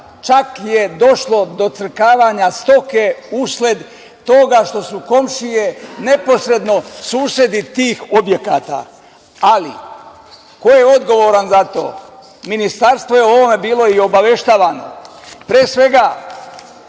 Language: Serbian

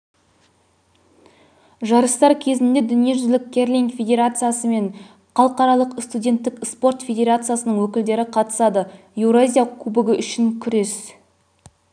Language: Kazakh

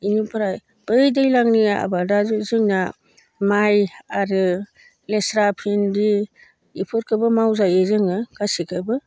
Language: Bodo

